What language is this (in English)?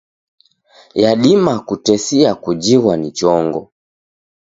Taita